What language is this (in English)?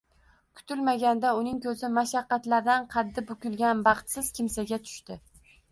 Uzbek